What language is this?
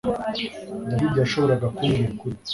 Kinyarwanda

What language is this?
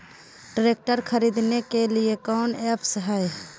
Magahi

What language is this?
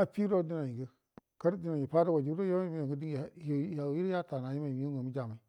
Buduma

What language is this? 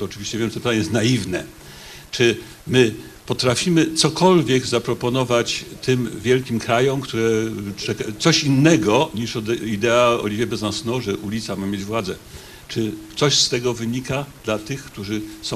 Polish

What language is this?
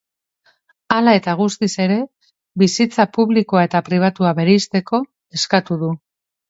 Basque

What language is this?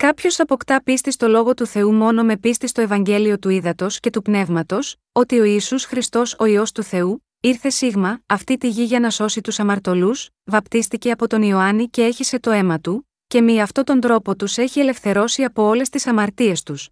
Greek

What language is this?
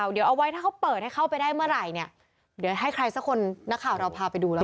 Thai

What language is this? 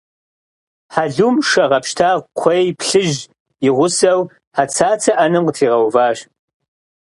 Kabardian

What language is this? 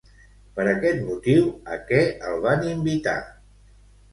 Catalan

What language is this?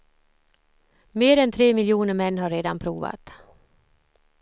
Swedish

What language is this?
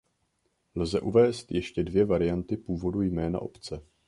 Czech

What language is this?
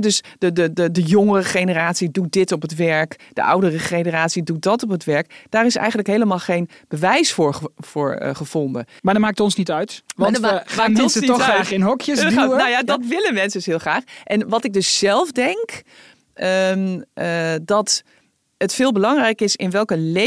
Dutch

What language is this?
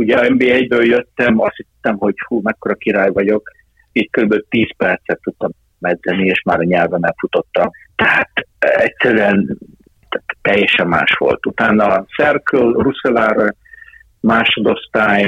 Hungarian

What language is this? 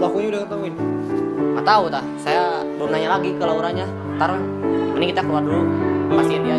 Indonesian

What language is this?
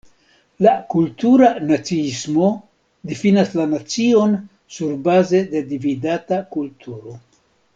Esperanto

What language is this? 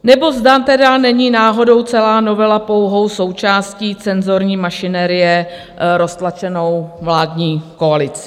Czech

